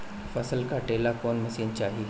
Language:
Bhojpuri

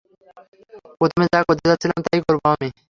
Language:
Bangla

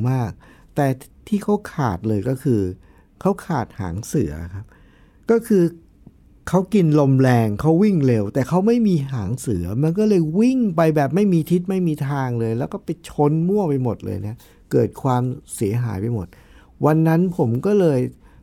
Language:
Thai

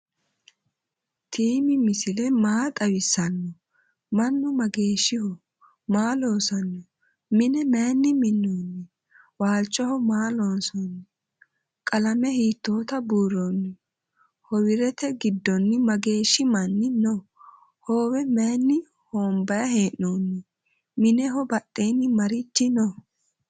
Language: Sidamo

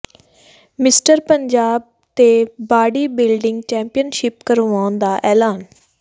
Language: Punjabi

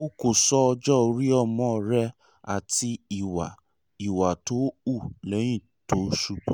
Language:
Yoruba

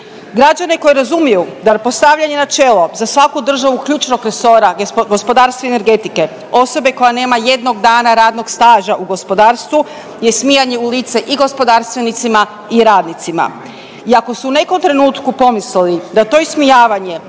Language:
Croatian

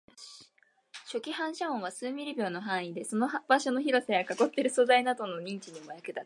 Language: Japanese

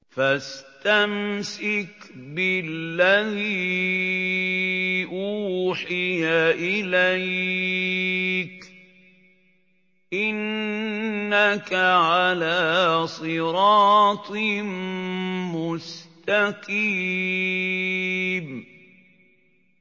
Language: Arabic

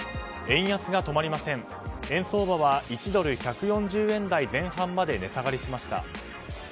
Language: Japanese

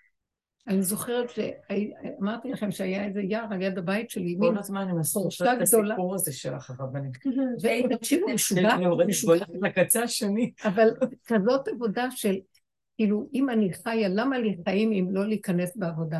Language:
Hebrew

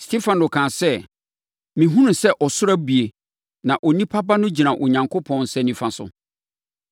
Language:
Akan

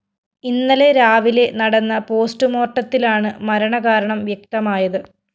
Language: Malayalam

